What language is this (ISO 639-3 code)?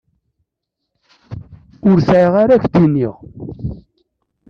kab